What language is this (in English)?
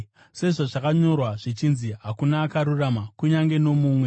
Shona